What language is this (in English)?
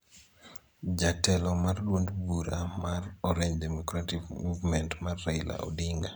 Luo (Kenya and Tanzania)